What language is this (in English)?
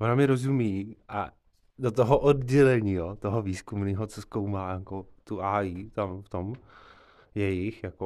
Czech